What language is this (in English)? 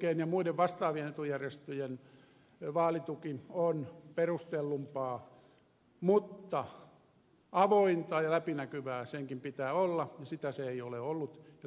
Finnish